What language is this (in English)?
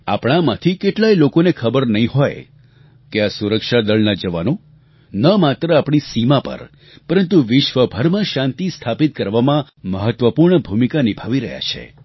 Gujarati